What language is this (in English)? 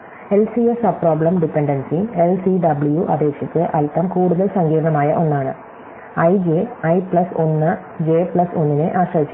Malayalam